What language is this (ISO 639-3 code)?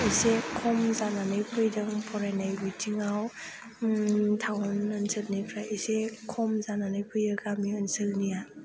brx